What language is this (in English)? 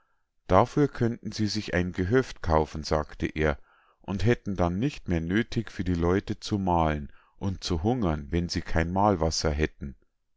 German